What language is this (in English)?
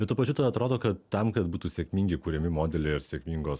Lithuanian